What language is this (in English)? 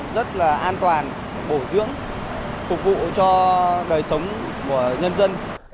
Vietnamese